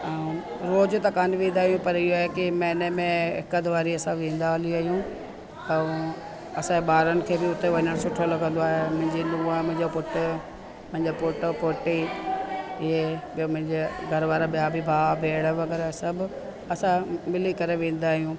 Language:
Sindhi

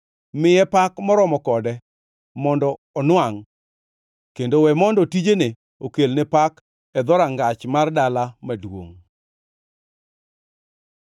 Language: Luo (Kenya and Tanzania)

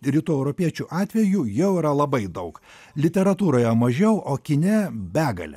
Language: Lithuanian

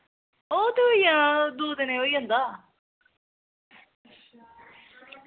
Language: Dogri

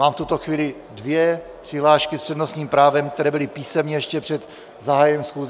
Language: Czech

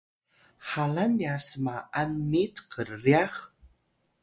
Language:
Atayal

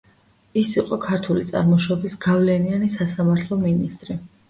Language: Georgian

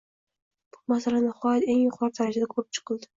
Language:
Uzbek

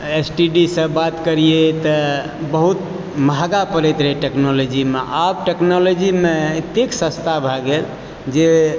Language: Maithili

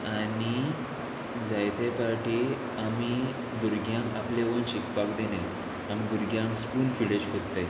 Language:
Konkani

